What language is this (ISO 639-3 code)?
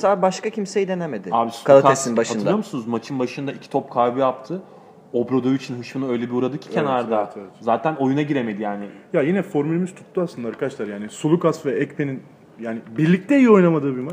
tur